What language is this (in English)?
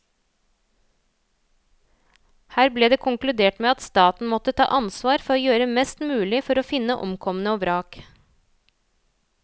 Norwegian